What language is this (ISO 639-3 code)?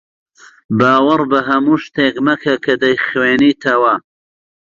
ckb